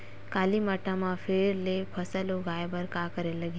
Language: Chhattisgarhi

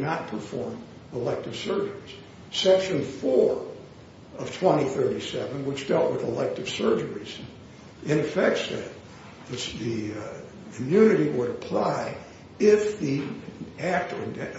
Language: English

